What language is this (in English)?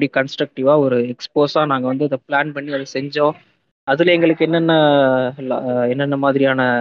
Tamil